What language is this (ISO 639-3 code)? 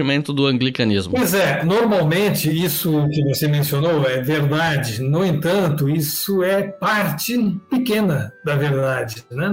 por